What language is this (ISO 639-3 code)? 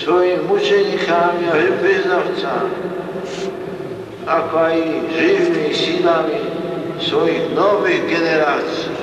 slk